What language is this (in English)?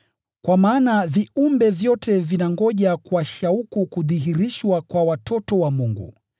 Swahili